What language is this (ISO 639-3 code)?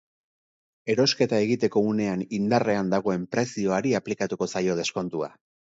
eus